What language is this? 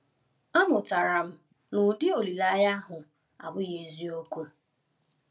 Igbo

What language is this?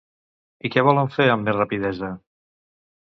Catalan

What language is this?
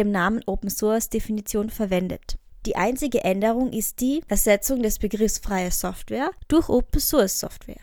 German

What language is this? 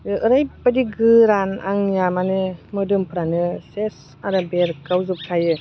Bodo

